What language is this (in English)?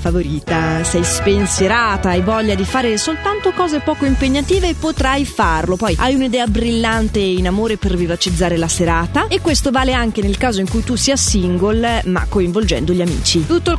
Italian